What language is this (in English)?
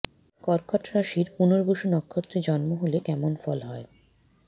Bangla